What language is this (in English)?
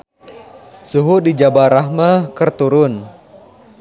Sundanese